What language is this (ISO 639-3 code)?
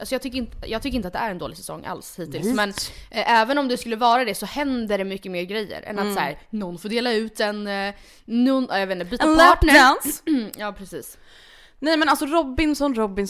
swe